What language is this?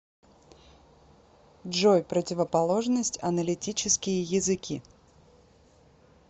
Russian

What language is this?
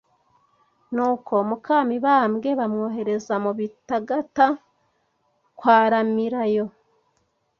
Kinyarwanda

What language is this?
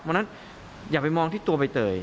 Thai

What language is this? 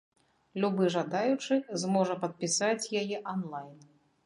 Belarusian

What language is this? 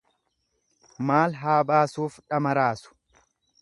Oromo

